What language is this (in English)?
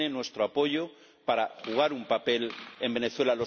Spanish